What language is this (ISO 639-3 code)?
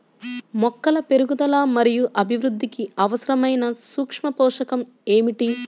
tel